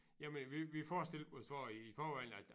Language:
Danish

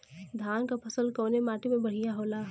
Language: Bhojpuri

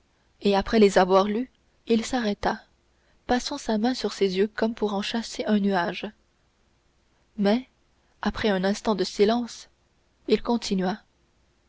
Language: French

